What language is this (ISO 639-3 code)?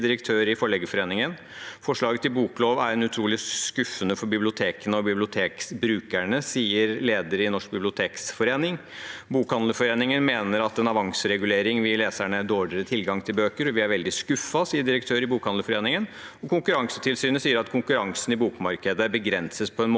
nor